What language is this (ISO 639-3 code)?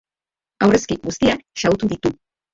eus